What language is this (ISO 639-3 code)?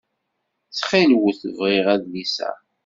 kab